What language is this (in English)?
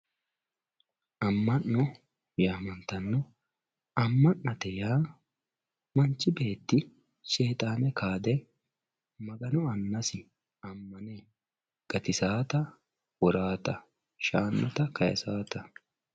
Sidamo